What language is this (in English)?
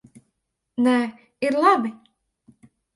Latvian